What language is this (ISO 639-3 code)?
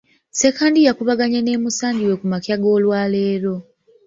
lug